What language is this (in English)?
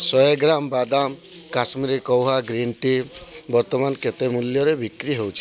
Odia